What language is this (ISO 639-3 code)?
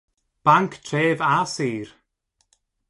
cym